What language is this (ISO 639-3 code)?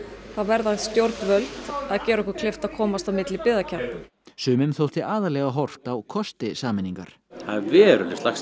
isl